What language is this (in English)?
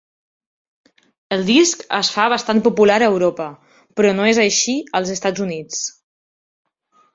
Catalan